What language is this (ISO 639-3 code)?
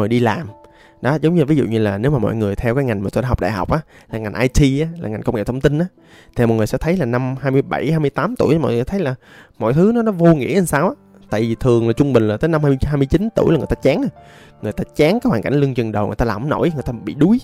vie